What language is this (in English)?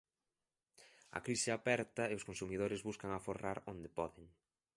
Galician